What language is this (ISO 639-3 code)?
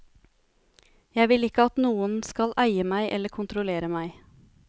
nor